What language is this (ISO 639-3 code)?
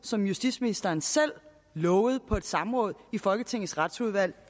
dan